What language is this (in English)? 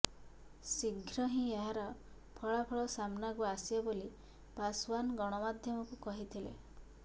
Odia